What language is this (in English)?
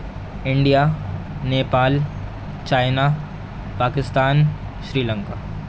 Urdu